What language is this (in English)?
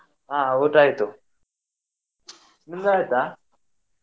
Kannada